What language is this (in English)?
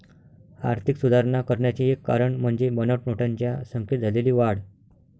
Marathi